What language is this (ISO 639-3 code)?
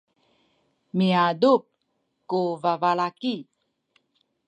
szy